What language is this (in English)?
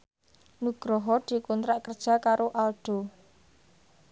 Javanese